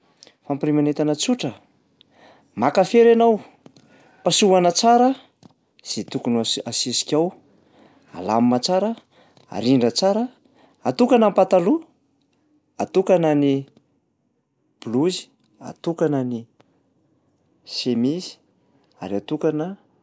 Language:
Malagasy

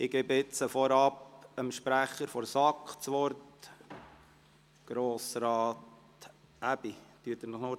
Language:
Swiss German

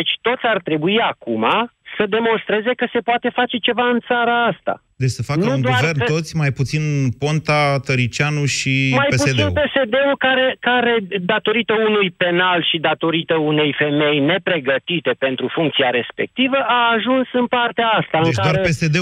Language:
Romanian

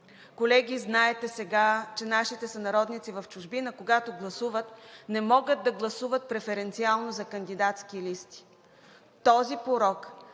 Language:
Bulgarian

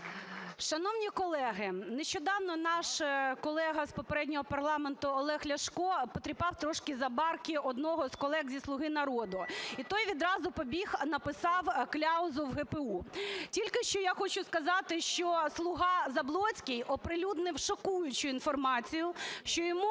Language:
Ukrainian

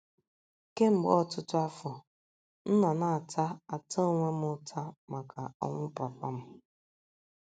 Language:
Igbo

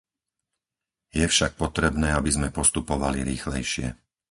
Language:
Slovak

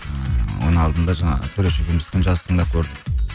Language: Kazakh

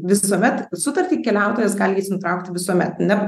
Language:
Lithuanian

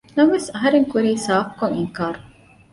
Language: Divehi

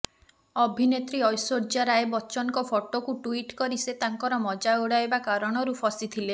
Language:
Odia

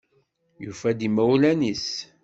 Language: Kabyle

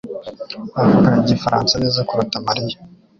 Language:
Kinyarwanda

